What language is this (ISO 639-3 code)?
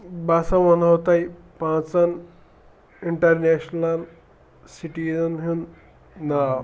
kas